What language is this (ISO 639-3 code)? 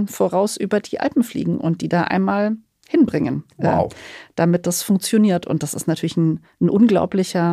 deu